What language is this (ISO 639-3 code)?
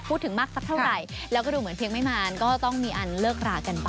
tha